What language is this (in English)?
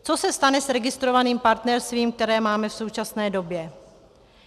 Czech